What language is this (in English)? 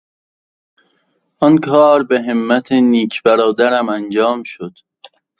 Persian